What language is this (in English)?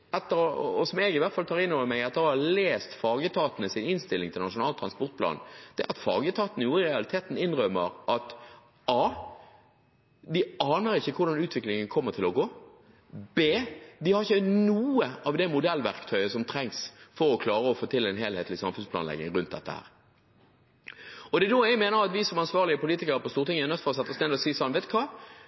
Norwegian Bokmål